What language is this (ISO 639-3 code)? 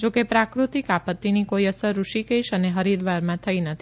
guj